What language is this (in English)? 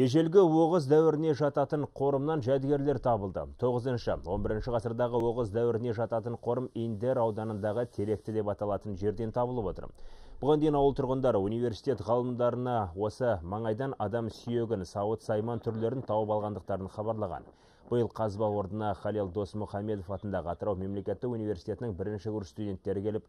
Arabic